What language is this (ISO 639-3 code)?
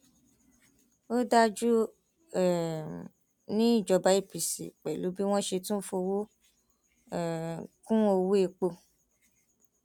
yor